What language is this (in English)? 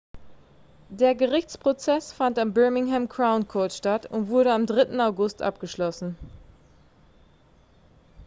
German